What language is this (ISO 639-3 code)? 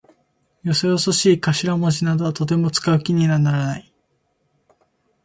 jpn